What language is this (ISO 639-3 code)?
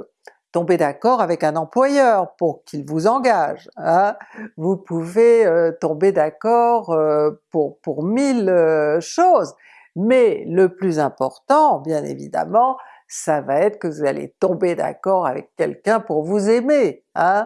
fra